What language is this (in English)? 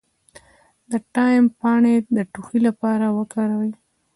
Pashto